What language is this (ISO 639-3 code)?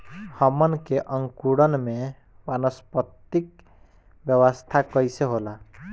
bho